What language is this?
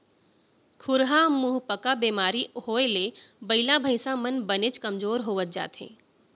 Chhattisgarhi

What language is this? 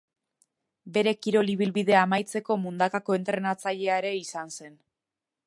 Basque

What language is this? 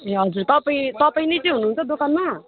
Nepali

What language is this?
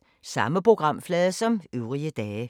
Danish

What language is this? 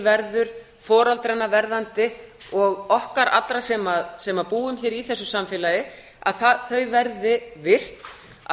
Icelandic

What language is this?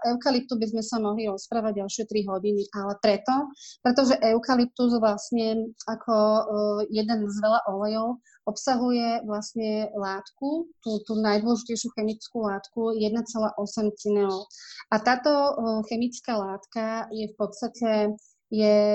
Slovak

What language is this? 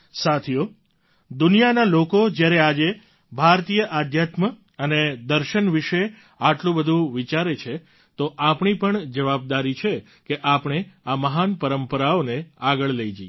Gujarati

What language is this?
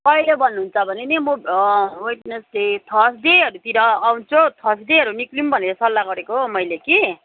Nepali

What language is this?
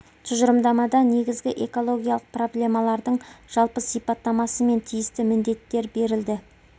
Kazakh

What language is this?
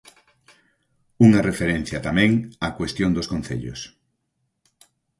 Galician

